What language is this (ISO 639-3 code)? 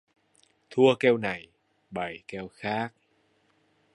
vie